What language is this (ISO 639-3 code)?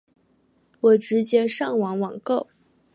zho